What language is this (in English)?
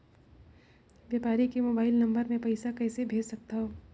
Chhattisgarhi